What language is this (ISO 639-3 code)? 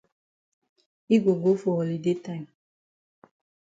wes